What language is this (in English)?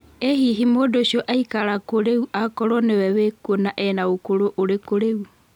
Kikuyu